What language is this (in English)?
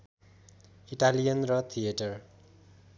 Nepali